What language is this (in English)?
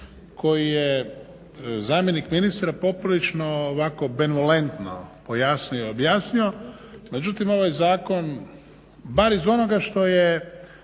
Croatian